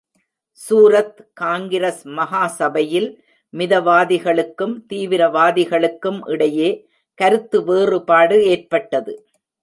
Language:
Tamil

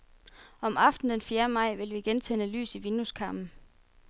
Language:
Danish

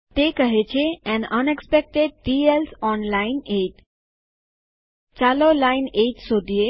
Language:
Gujarati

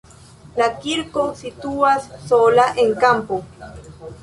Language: Esperanto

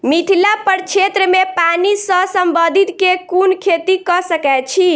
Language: Maithili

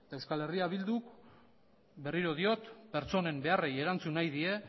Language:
Basque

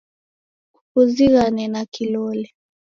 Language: Taita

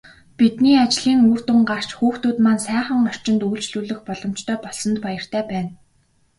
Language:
Mongolian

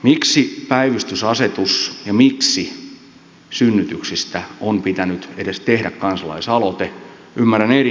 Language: Finnish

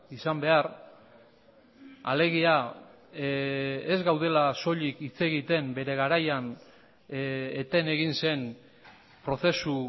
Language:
Basque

